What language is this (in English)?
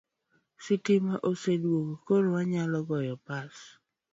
Luo (Kenya and Tanzania)